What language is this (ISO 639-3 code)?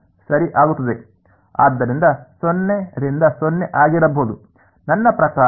kan